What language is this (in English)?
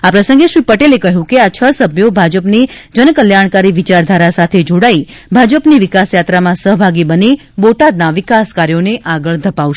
Gujarati